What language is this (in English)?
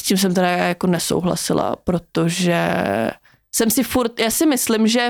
Czech